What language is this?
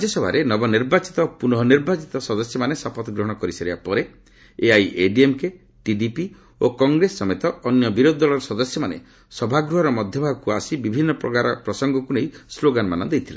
Odia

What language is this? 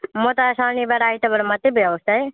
Nepali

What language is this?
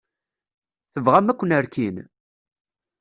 Kabyle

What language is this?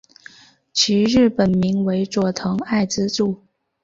Chinese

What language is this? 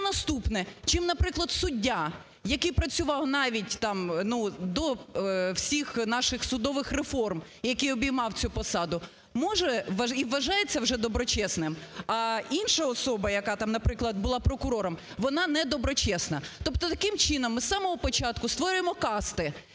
Ukrainian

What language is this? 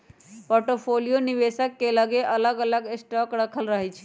Magahi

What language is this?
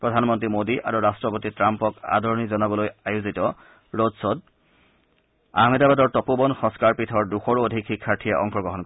Assamese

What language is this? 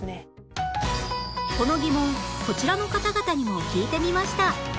Japanese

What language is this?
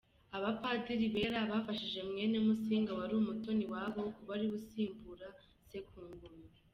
Kinyarwanda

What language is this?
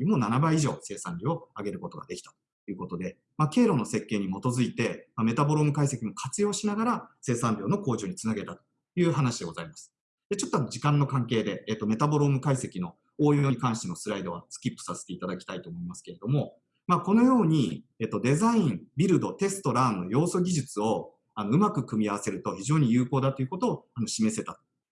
Japanese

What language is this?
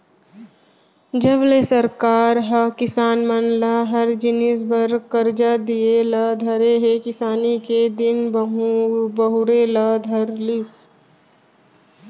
Chhattisgarhi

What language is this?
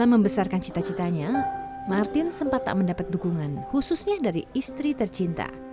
Indonesian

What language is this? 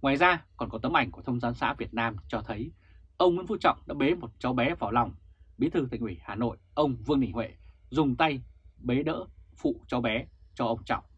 Vietnamese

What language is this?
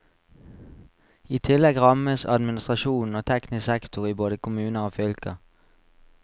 Norwegian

